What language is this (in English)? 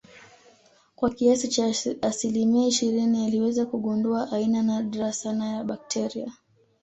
Swahili